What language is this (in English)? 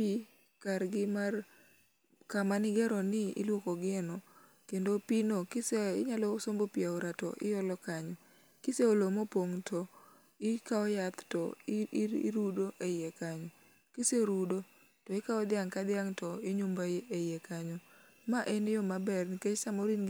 Luo (Kenya and Tanzania)